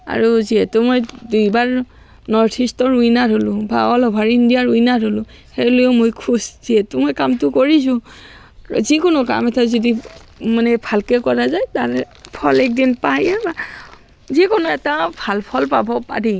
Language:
Assamese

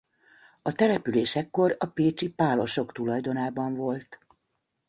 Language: Hungarian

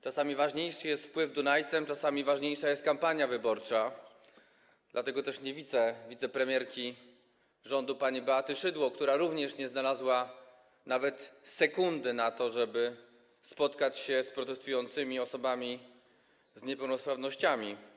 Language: Polish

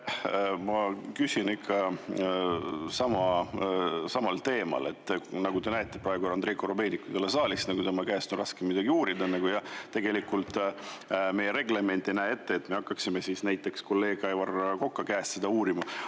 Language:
Estonian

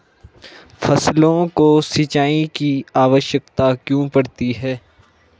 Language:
Hindi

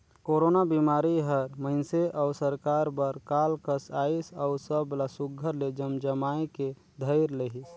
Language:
Chhattisgarhi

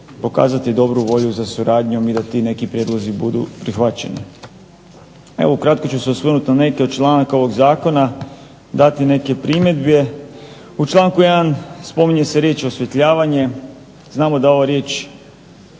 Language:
Croatian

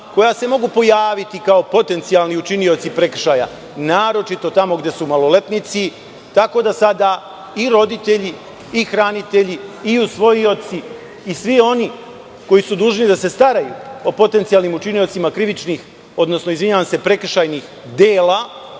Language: Serbian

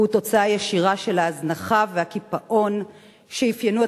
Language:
Hebrew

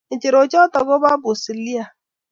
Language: Kalenjin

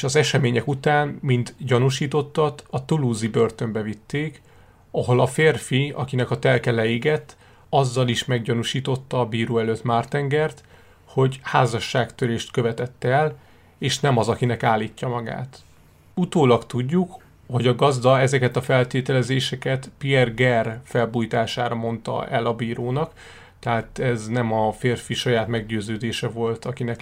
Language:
Hungarian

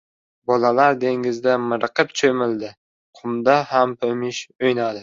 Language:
Uzbek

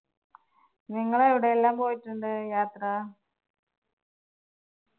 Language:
Malayalam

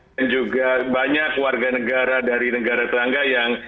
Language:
Indonesian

